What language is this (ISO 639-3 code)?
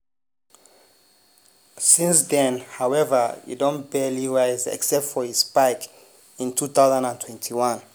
pcm